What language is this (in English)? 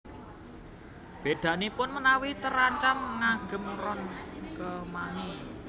Javanese